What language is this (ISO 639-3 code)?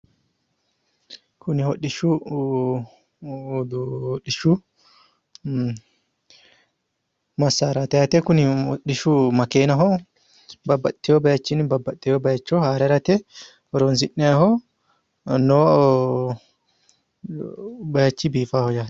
sid